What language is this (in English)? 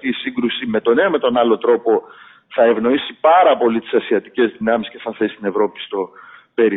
Greek